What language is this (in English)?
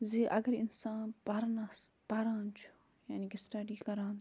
Kashmiri